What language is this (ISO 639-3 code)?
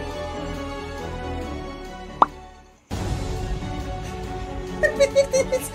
pol